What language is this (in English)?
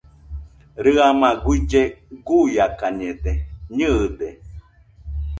Nüpode Huitoto